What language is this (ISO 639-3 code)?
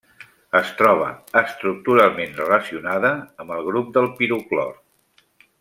cat